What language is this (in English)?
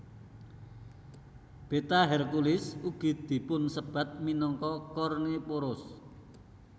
Javanese